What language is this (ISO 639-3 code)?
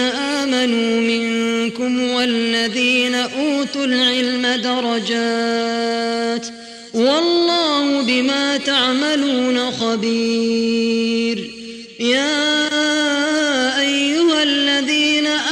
ara